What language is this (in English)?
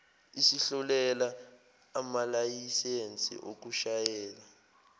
Zulu